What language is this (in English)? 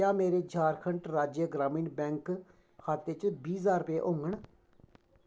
Dogri